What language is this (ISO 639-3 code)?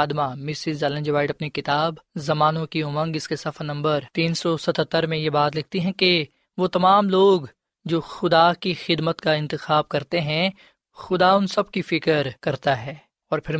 urd